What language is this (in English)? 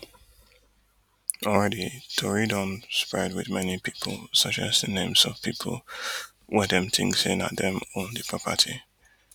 Nigerian Pidgin